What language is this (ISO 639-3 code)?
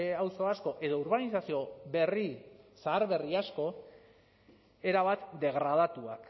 eus